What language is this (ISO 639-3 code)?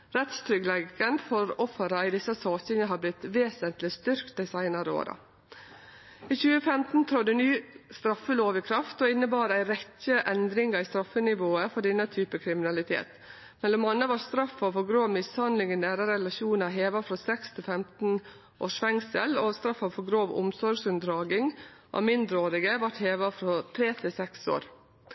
nno